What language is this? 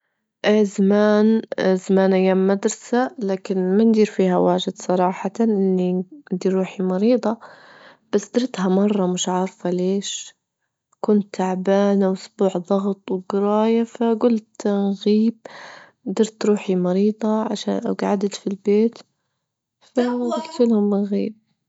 Libyan Arabic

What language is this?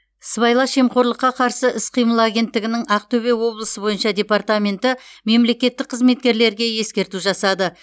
Kazakh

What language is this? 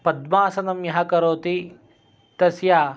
Sanskrit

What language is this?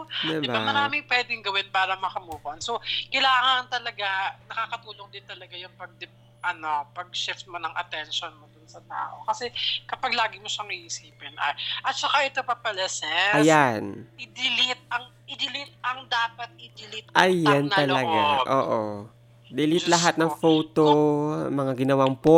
Filipino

